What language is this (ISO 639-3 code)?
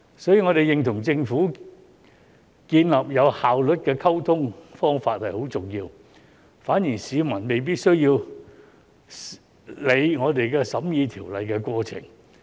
yue